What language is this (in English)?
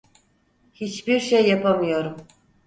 Turkish